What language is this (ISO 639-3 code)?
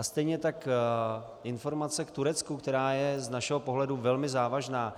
ces